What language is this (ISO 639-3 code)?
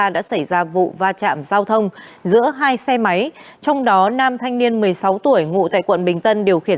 vie